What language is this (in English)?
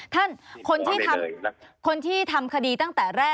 Thai